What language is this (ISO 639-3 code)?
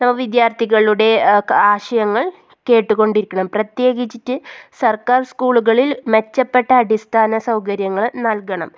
mal